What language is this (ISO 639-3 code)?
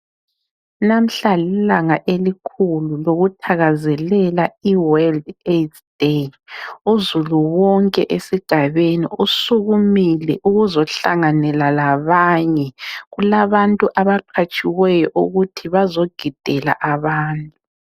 nde